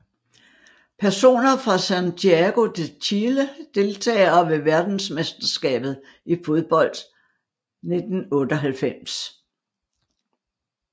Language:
Danish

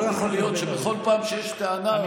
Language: Hebrew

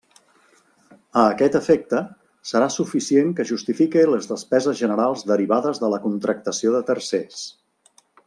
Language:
Catalan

